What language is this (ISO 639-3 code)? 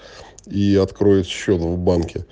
rus